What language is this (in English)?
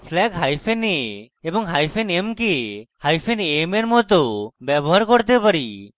Bangla